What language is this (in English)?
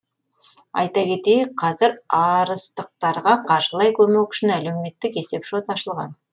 Kazakh